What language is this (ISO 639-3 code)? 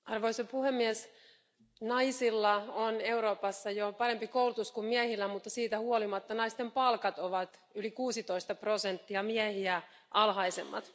fin